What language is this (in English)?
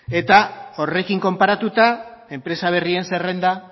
Basque